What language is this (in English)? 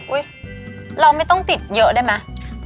Thai